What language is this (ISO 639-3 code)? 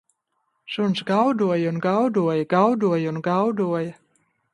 lav